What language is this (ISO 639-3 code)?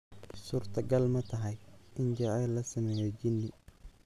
som